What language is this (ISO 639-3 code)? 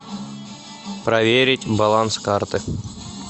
rus